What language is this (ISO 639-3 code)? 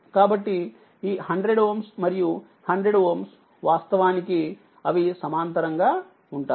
tel